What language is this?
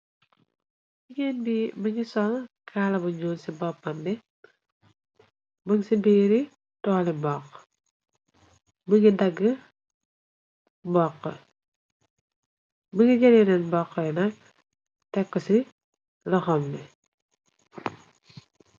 Wolof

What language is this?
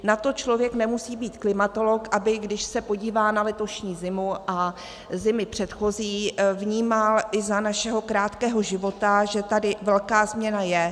Czech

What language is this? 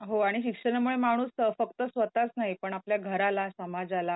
Marathi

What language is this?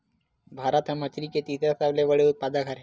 Chhattisgarhi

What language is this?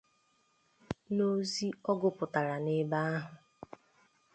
Igbo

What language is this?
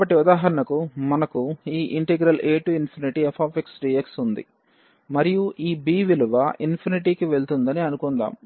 Telugu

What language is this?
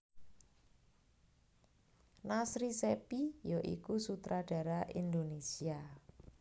Javanese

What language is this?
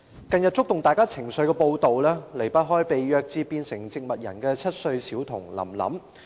Cantonese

